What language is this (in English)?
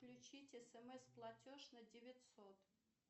Russian